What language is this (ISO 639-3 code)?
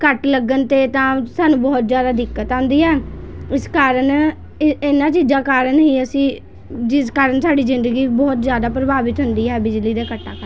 pan